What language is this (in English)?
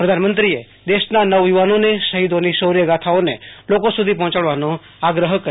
Gujarati